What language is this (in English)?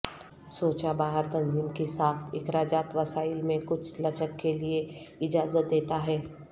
Urdu